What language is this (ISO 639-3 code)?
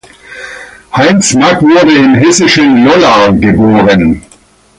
deu